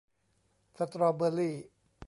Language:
Thai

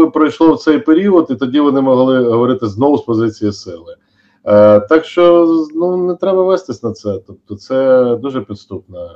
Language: Ukrainian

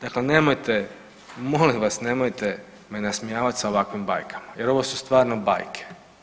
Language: Croatian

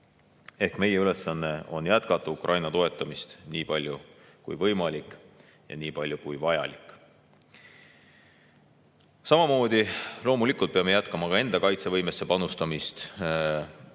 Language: Estonian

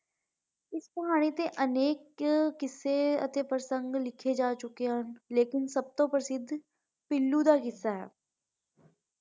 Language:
Punjabi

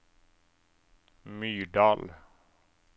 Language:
Norwegian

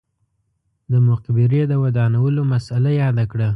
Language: Pashto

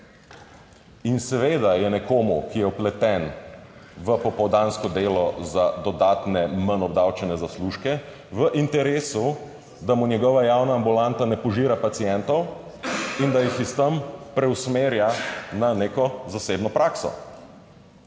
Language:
Slovenian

